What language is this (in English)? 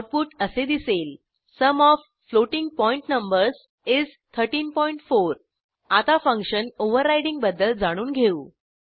Marathi